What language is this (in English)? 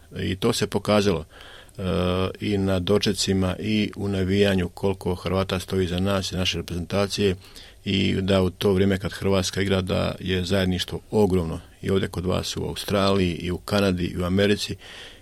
Croatian